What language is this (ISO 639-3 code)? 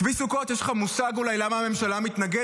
heb